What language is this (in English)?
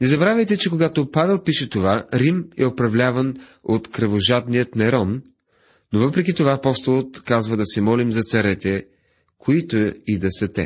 Bulgarian